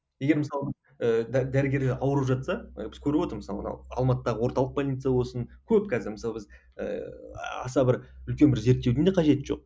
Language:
Kazakh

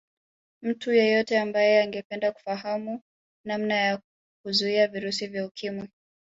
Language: Swahili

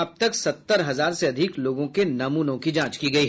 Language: Hindi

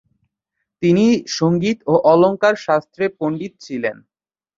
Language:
Bangla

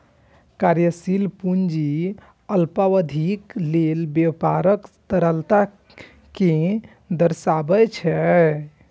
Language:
Maithili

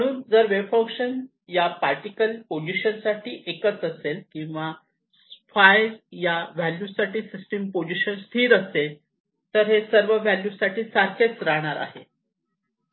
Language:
Marathi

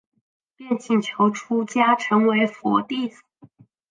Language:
Chinese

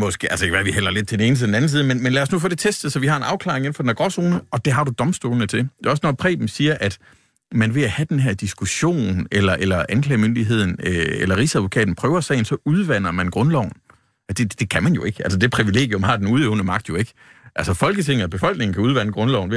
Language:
Danish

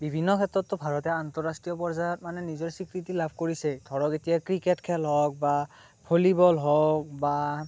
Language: Assamese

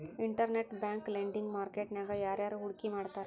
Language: Kannada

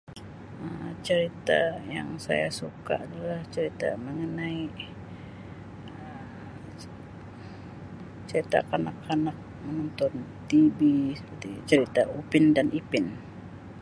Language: Sabah Malay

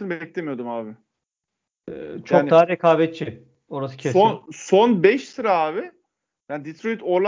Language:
Turkish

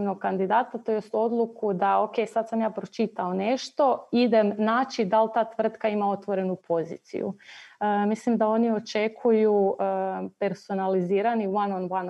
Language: Croatian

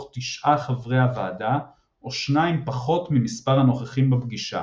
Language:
Hebrew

